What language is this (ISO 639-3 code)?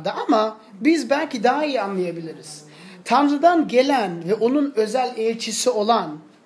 tur